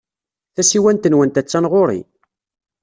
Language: Kabyle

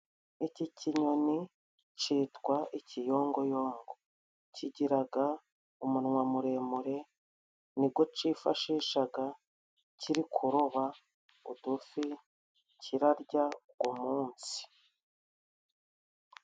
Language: Kinyarwanda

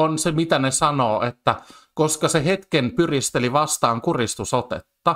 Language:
Finnish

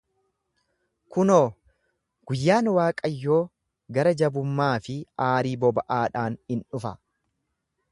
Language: Oromo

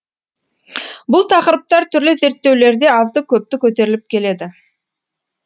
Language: Kazakh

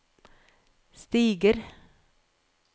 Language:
Norwegian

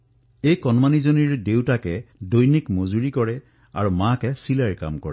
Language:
Assamese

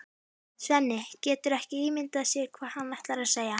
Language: Icelandic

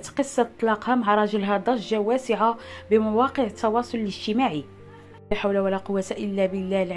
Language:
Arabic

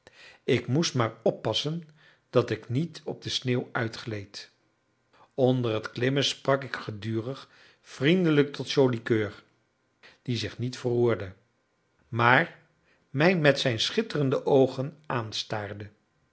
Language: Dutch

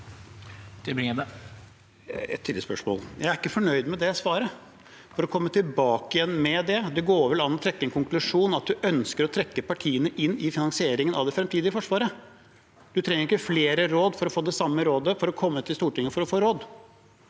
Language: Norwegian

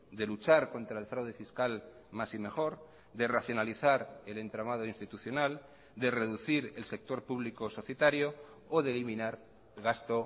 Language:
Spanish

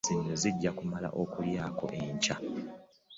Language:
Ganda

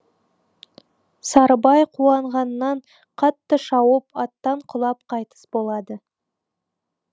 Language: Kazakh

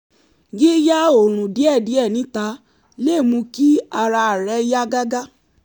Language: Yoruba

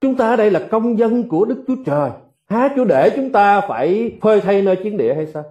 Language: Vietnamese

